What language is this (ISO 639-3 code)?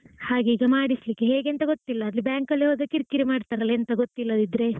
kan